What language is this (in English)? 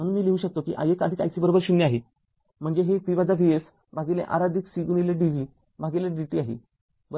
Marathi